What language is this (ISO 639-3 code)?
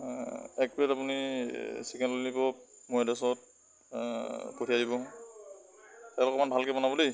asm